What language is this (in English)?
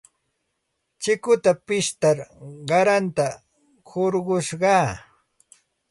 Santa Ana de Tusi Pasco Quechua